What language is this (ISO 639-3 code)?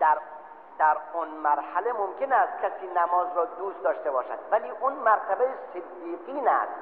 fas